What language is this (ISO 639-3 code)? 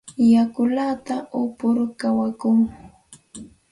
qxt